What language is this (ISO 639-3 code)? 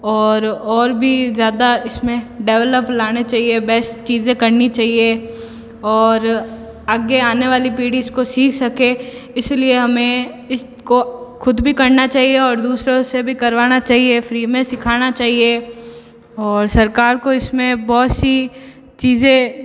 hin